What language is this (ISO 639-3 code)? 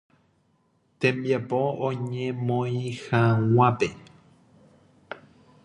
grn